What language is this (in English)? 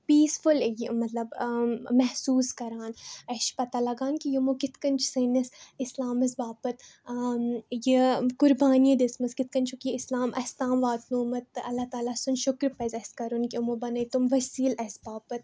Kashmiri